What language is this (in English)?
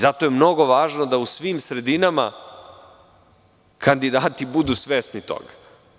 Serbian